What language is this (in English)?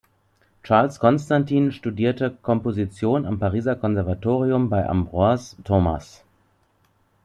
German